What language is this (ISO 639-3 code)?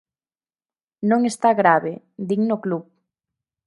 glg